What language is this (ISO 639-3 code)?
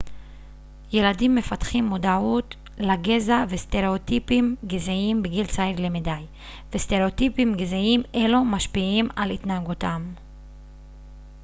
heb